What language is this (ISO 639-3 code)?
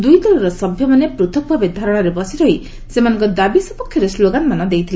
ori